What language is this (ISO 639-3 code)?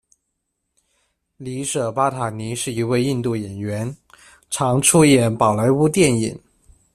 zho